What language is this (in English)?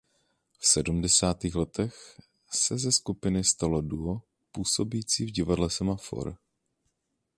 Czech